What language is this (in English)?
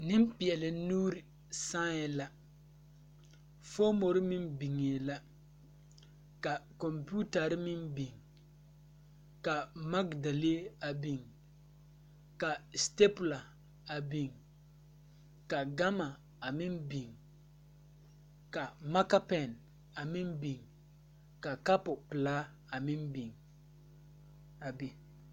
Southern Dagaare